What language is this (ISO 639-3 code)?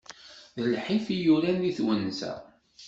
kab